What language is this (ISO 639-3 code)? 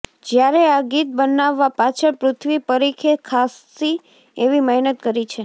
guj